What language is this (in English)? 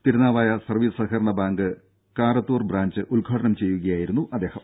Malayalam